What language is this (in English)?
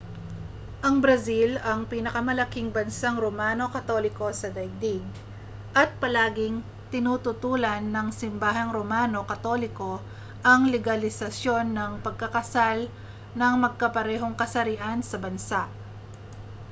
Filipino